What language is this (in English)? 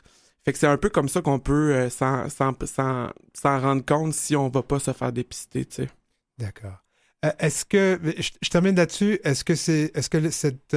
French